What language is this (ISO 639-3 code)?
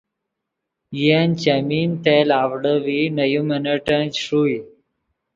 ydg